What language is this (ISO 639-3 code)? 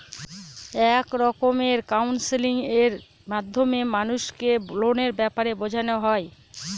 ben